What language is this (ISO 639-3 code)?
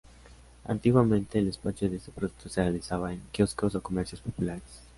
spa